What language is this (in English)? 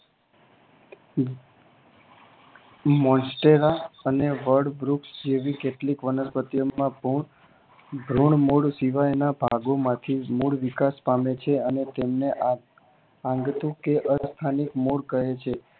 Gujarati